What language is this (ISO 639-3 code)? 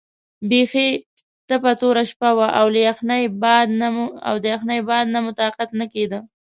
pus